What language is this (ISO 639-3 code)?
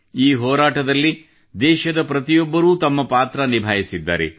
kan